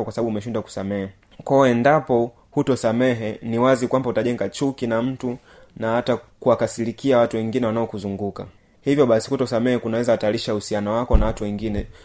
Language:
Swahili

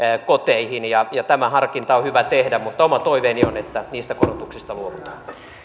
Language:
Finnish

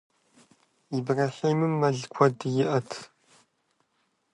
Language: Kabardian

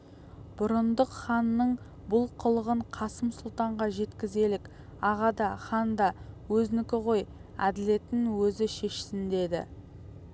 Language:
Kazakh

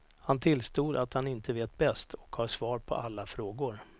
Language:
Swedish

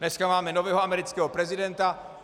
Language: Czech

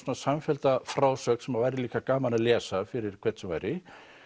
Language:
Icelandic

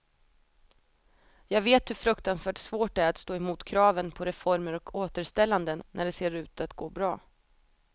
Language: Swedish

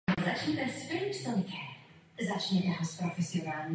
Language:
Czech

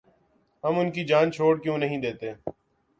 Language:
Urdu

